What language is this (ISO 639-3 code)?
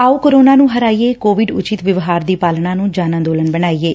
pan